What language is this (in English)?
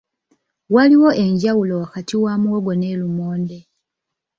Ganda